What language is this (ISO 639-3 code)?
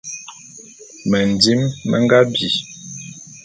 bum